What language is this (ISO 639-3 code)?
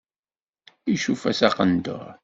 kab